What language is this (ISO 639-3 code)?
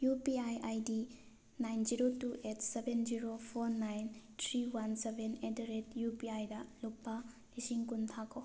mni